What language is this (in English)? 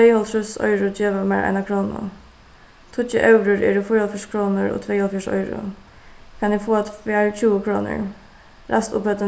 Faroese